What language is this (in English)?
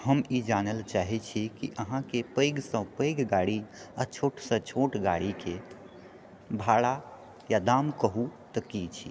Maithili